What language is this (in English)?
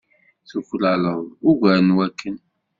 Kabyle